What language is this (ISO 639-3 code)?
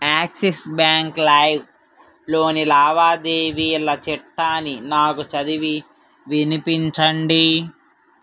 tel